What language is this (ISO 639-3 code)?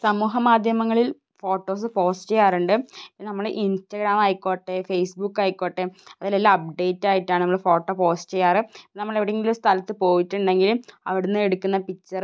mal